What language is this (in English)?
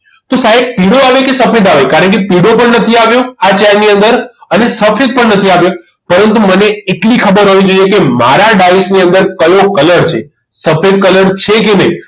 Gujarati